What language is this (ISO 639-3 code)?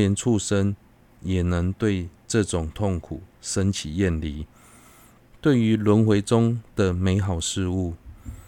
zho